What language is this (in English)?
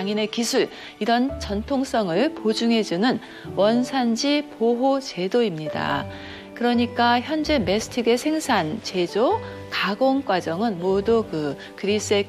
Korean